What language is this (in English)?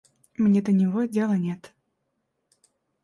Russian